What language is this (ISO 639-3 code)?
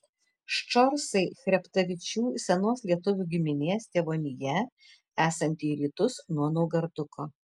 lit